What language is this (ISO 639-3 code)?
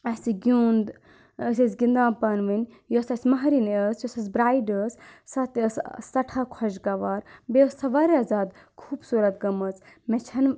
kas